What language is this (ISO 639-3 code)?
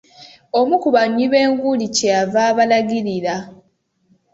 lug